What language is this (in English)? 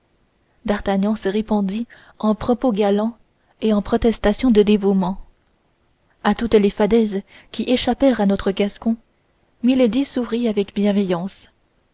French